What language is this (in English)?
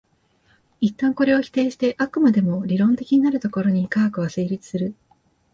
Japanese